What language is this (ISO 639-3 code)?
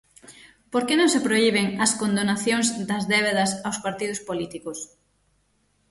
glg